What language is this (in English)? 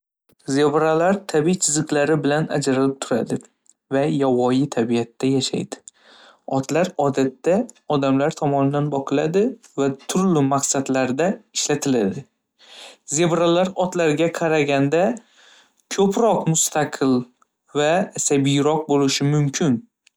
Uzbek